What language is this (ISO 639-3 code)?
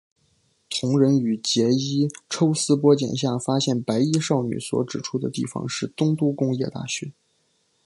zho